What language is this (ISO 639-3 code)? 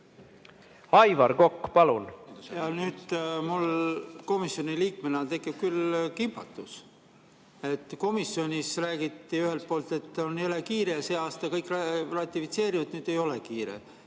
est